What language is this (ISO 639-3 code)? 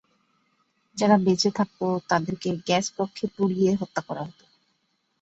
ben